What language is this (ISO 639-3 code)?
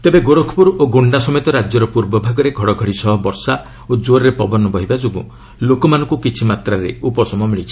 ori